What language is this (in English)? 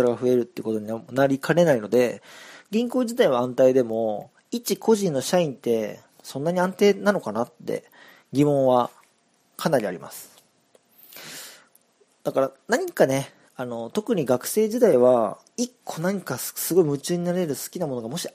Japanese